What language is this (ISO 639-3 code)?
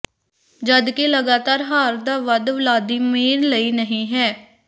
pan